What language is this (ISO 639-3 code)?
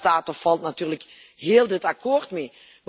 nld